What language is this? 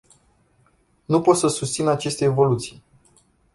Romanian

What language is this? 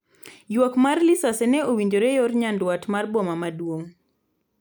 Luo (Kenya and Tanzania)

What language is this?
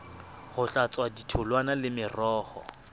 Southern Sotho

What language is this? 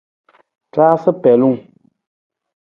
Nawdm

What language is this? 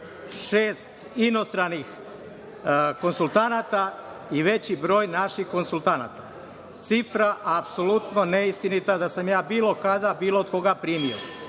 Serbian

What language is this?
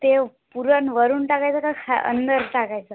Marathi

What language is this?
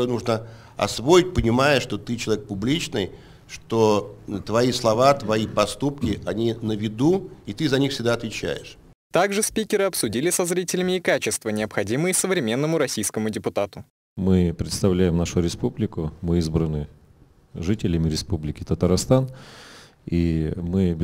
Russian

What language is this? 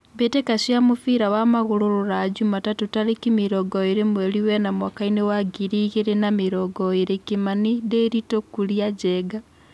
Kikuyu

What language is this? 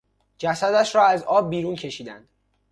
Persian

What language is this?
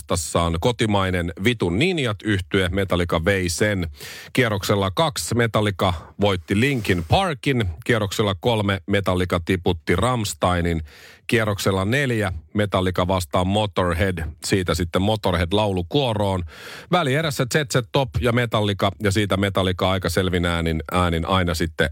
Finnish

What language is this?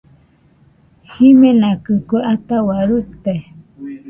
Nüpode Huitoto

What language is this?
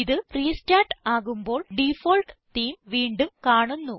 Malayalam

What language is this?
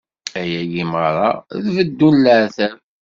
Kabyle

